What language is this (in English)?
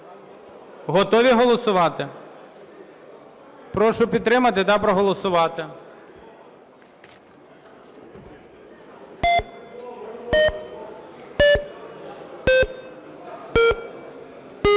Ukrainian